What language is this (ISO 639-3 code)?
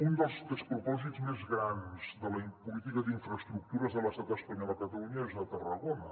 cat